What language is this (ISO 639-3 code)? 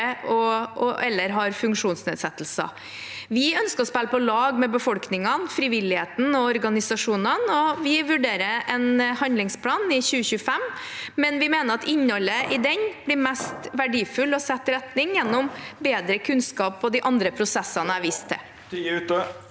nor